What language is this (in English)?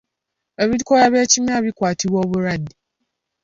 Ganda